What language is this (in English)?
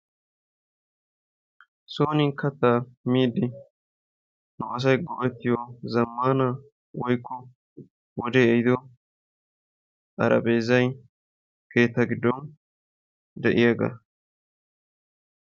Wolaytta